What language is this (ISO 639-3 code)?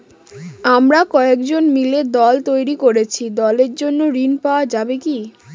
ben